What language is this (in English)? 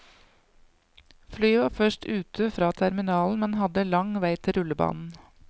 Norwegian